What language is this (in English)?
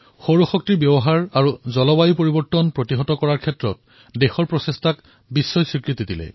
Assamese